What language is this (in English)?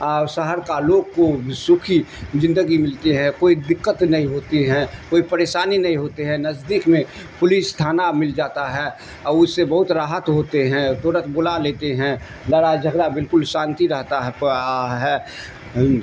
Urdu